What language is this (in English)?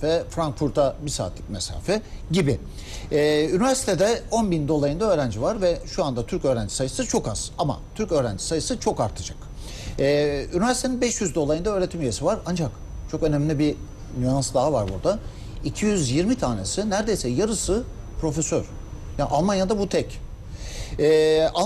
Turkish